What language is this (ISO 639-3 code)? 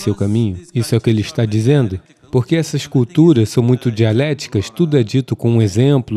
por